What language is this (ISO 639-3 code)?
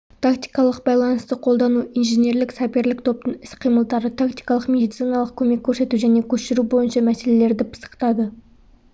kaz